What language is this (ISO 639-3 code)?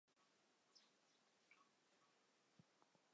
zho